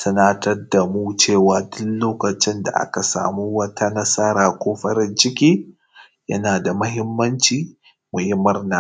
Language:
Hausa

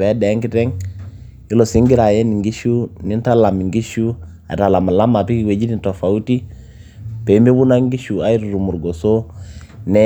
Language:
Masai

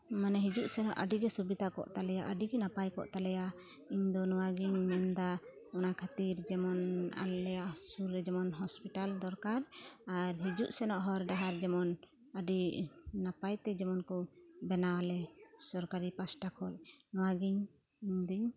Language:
Santali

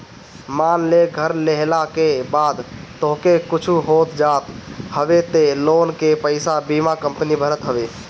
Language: Bhojpuri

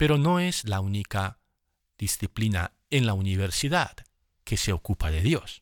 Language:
Spanish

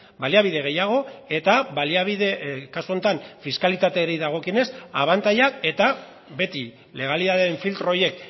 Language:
Basque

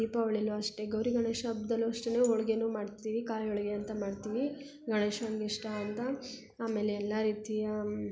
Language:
Kannada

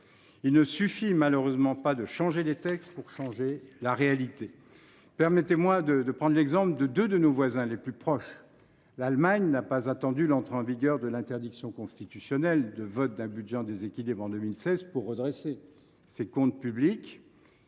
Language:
French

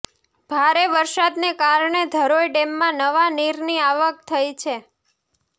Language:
Gujarati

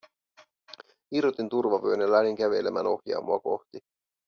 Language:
Finnish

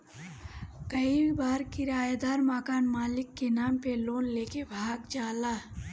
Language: Bhojpuri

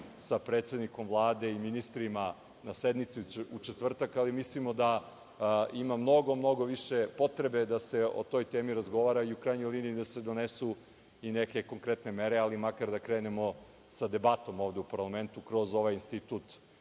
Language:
Serbian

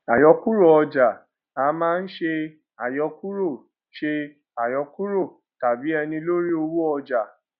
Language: Yoruba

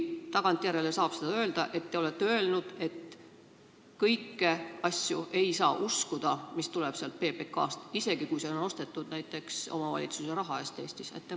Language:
Estonian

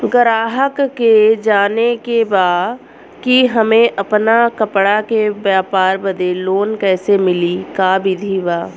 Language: Bhojpuri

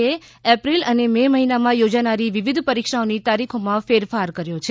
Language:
Gujarati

